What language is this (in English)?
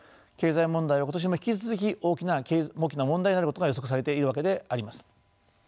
Japanese